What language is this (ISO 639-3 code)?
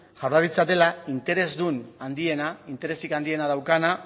eus